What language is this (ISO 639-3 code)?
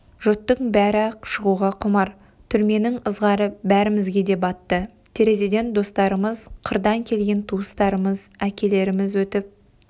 kaz